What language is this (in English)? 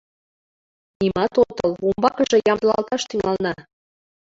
Mari